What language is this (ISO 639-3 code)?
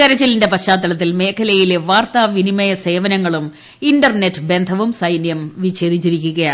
mal